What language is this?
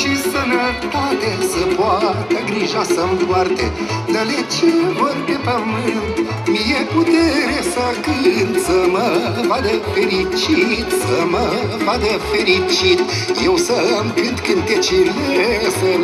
Romanian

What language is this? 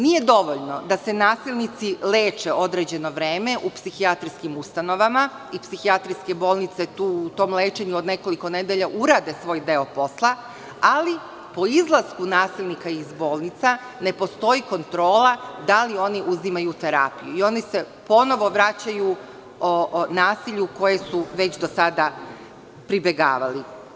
Serbian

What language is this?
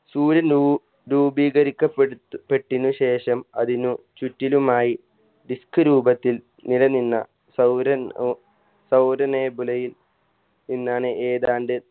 Malayalam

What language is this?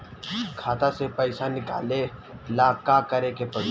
Bhojpuri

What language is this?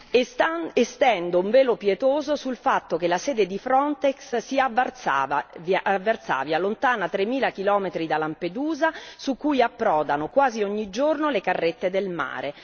Italian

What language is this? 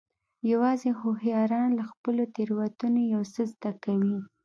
Pashto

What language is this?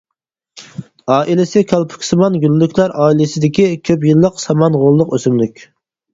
Uyghur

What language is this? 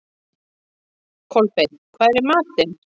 Icelandic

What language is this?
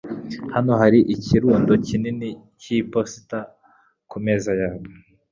Kinyarwanda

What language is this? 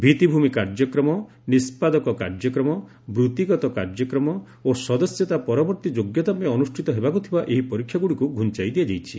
Odia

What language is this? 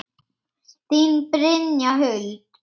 Icelandic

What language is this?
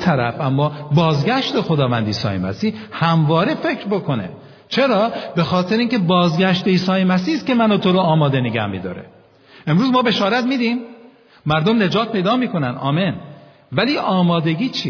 Persian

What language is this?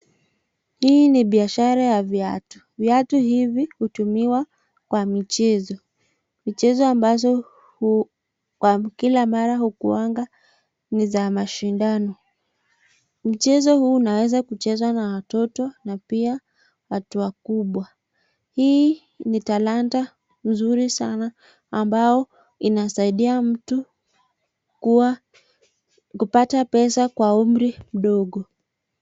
Swahili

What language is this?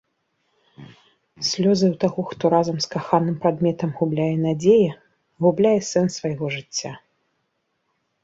Belarusian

